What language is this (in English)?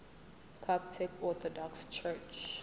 Zulu